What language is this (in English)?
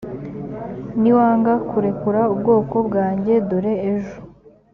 Kinyarwanda